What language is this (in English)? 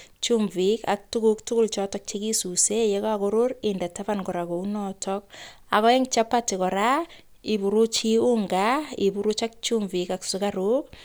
Kalenjin